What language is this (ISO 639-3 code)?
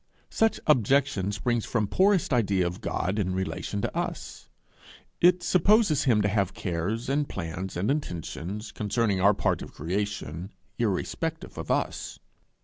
eng